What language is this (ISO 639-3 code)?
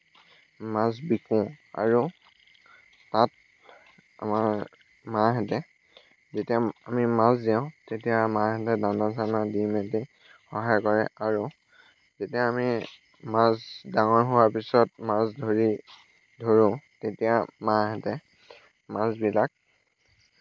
asm